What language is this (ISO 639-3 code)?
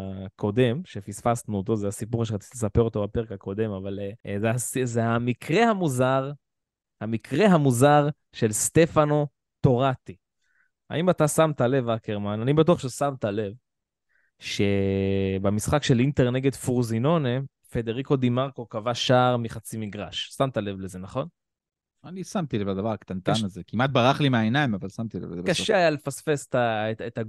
heb